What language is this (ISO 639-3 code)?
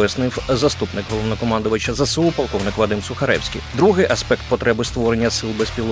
ukr